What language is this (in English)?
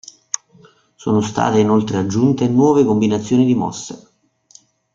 Italian